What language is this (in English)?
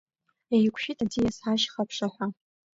Abkhazian